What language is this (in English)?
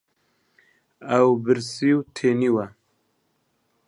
Central Kurdish